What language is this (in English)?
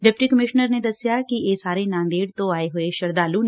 Punjabi